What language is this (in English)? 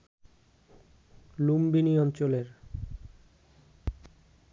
Bangla